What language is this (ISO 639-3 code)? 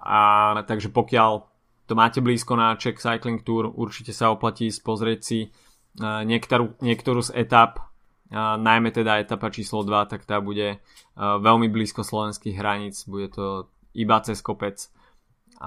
slk